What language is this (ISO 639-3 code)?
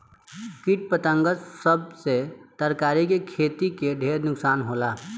bho